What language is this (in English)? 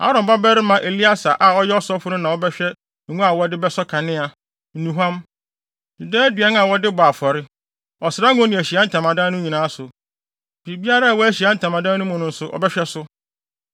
Akan